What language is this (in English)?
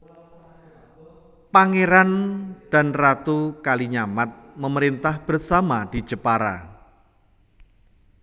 Javanese